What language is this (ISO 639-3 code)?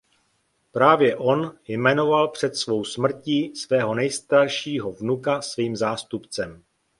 ces